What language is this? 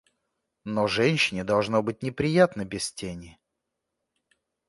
Russian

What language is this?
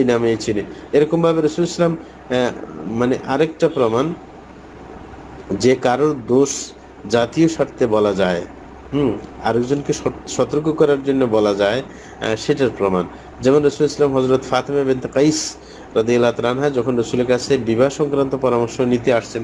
Arabic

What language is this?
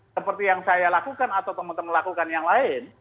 Indonesian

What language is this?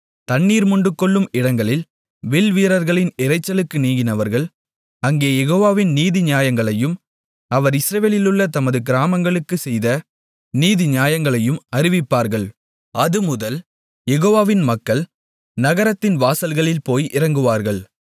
Tamil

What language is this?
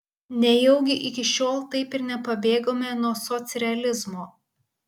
Lithuanian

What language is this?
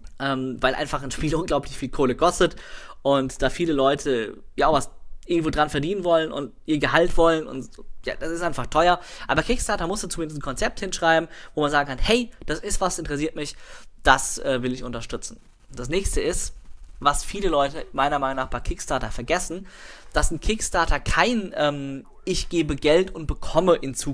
German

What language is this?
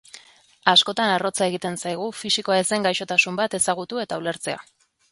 Basque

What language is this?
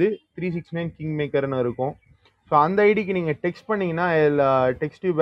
Tamil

